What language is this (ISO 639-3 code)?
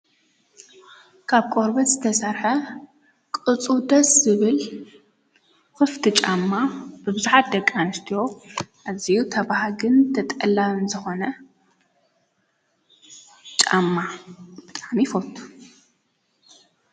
tir